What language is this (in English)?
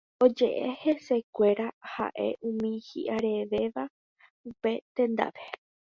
Guarani